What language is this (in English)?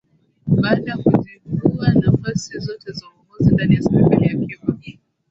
Swahili